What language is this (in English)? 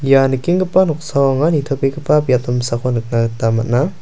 Garo